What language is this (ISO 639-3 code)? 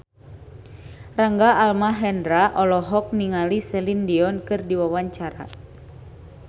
sun